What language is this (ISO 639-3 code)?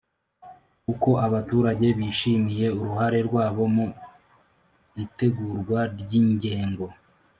kin